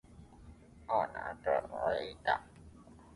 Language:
English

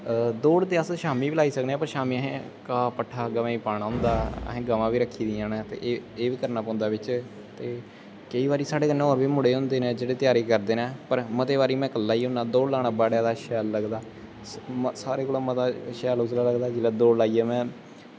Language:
Dogri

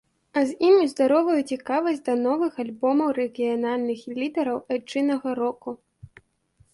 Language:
Belarusian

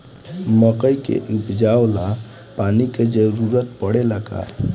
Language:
Bhojpuri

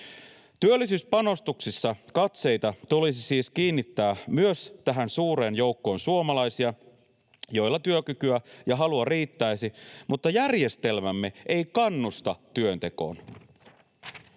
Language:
Finnish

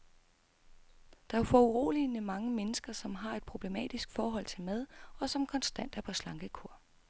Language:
Danish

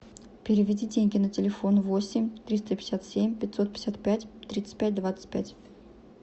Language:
Russian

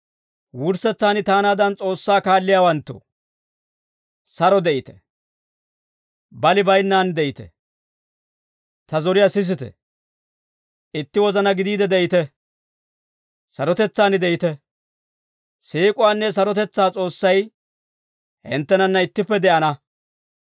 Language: Dawro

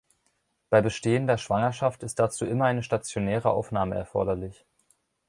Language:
German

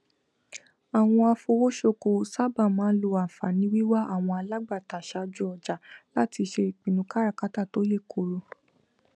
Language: Yoruba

